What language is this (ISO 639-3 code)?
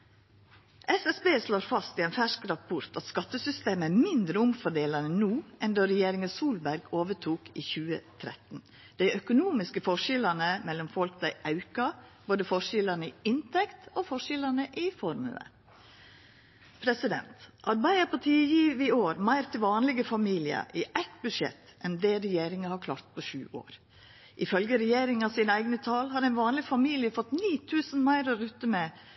nno